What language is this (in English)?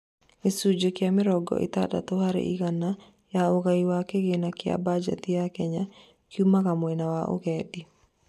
Kikuyu